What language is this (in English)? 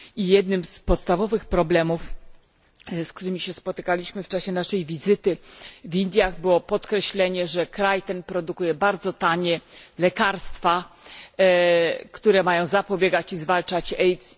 Polish